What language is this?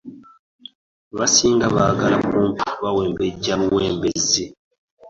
Ganda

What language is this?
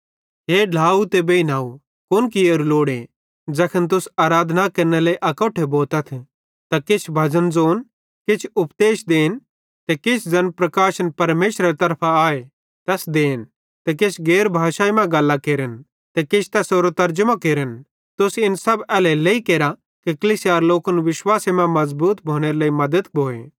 Bhadrawahi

